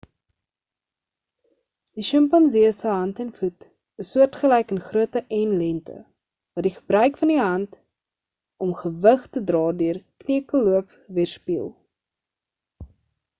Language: Afrikaans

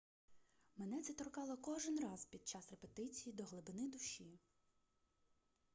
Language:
Ukrainian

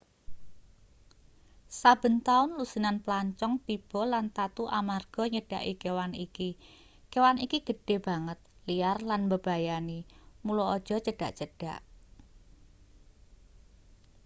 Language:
Javanese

